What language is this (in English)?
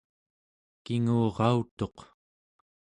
Central Yupik